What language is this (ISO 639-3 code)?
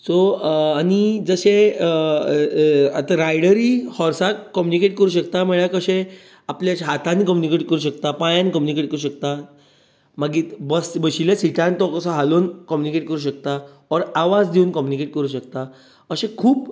kok